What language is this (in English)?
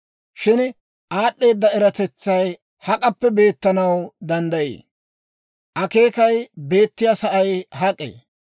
Dawro